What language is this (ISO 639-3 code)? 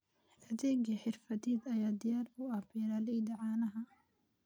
som